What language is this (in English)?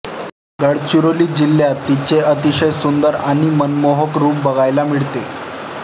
Marathi